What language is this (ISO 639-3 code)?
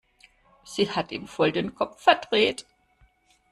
deu